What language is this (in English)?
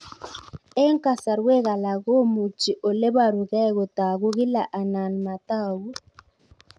Kalenjin